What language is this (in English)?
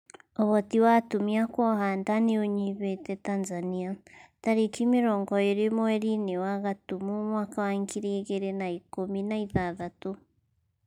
Kikuyu